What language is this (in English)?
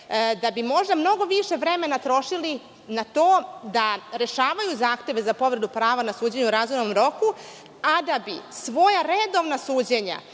Serbian